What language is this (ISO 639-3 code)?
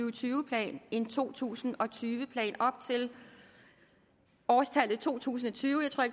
dan